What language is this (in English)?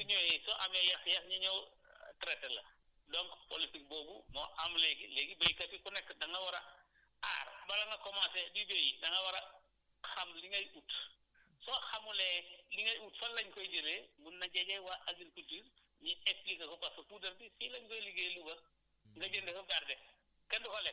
Wolof